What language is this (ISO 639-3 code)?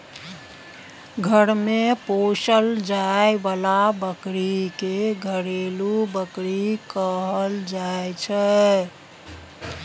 mai